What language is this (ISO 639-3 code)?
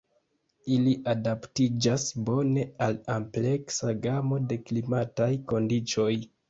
epo